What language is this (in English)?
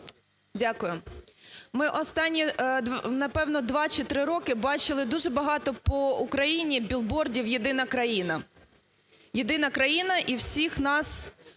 Ukrainian